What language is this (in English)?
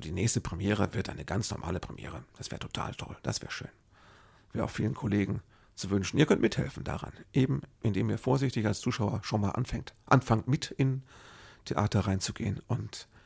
German